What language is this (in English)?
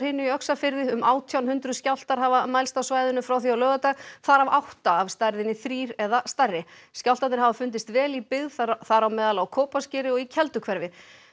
Icelandic